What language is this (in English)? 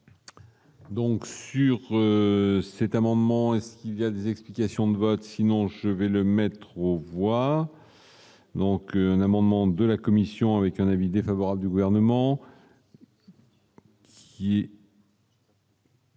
French